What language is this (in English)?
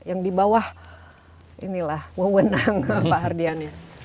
Indonesian